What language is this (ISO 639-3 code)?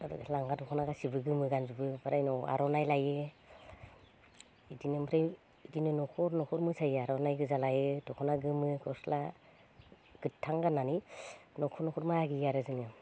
brx